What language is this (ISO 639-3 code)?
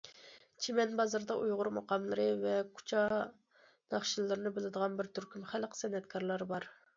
uig